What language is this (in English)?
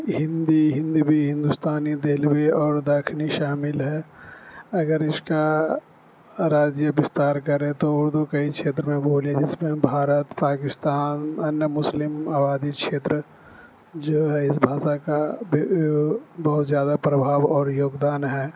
Urdu